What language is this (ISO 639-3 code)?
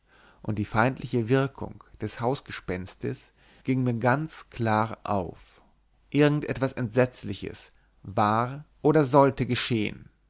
deu